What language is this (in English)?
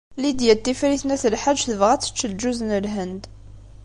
Kabyle